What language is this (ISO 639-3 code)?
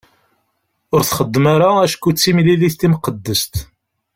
kab